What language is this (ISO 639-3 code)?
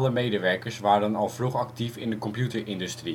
nld